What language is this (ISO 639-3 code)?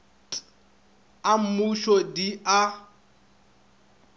nso